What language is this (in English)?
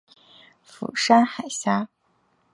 Chinese